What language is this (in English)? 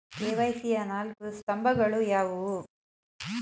Kannada